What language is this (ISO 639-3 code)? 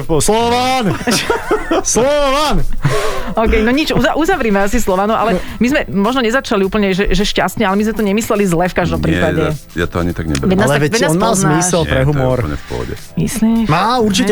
slk